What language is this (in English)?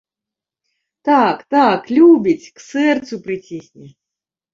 Belarusian